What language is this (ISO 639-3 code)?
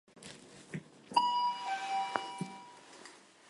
hye